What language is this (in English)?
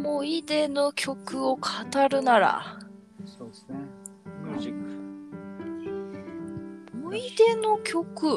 Japanese